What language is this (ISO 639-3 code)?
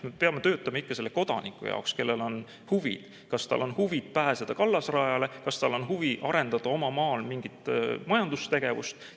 est